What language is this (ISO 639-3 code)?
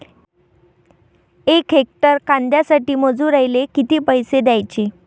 mar